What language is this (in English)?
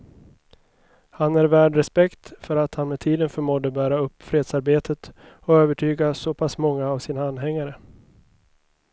Swedish